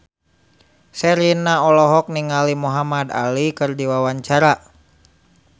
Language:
Sundanese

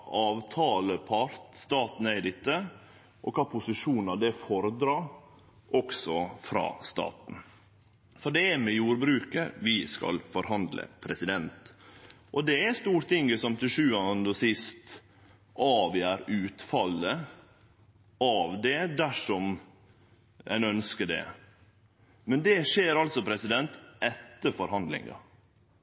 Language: Norwegian Nynorsk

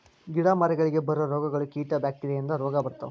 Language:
Kannada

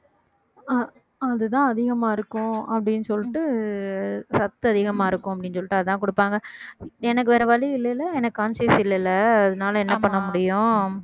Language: Tamil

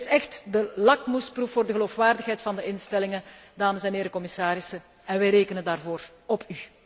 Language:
Dutch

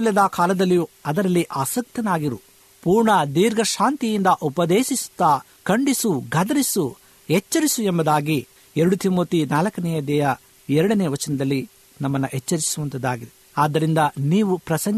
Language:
Kannada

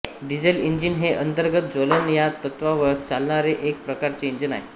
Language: Marathi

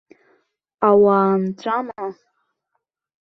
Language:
Abkhazian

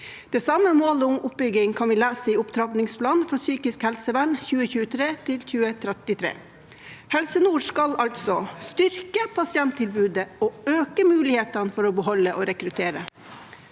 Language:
Norwegian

